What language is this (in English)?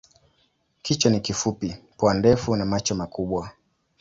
Swahili